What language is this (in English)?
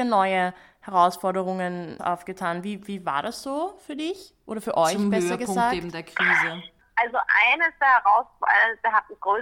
German